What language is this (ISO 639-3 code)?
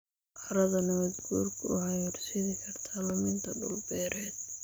som